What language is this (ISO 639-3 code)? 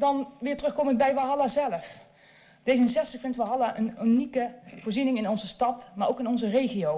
nld